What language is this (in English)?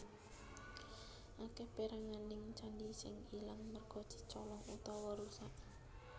Javanese